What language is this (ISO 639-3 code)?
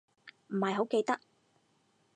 yue